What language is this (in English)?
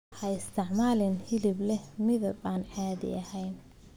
Somali